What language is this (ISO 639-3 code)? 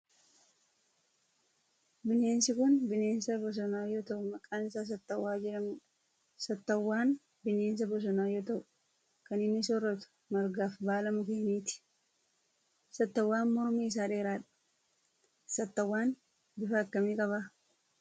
orm